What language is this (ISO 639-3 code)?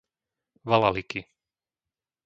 slk